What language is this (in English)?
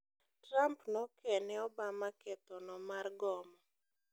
Luo (Kenya and Tanzania)